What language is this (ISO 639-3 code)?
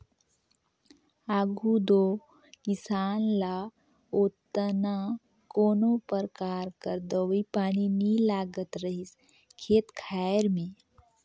hne